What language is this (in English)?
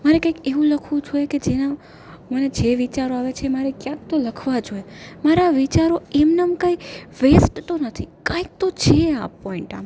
Gujarati